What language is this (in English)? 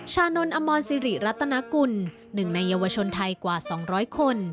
Thai